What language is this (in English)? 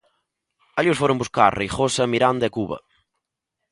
Galician